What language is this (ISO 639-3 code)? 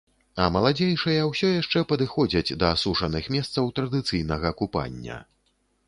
bel